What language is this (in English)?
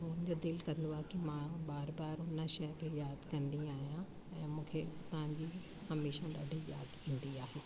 Sindhi